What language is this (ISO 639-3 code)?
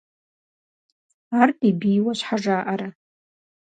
kbd